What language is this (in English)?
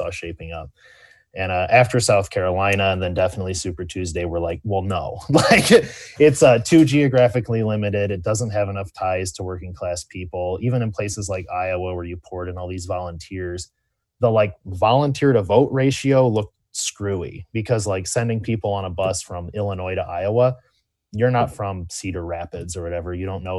English